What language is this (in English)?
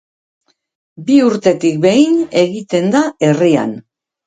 Basque